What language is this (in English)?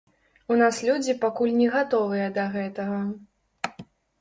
Belarusian